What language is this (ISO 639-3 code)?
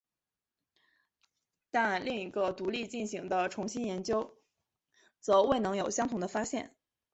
zho